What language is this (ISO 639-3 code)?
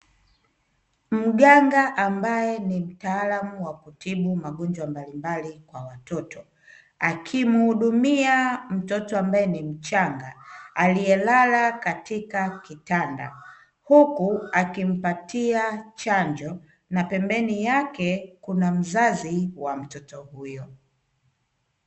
swa